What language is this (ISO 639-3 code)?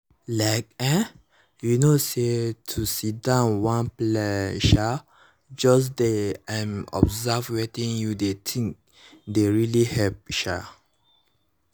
pcm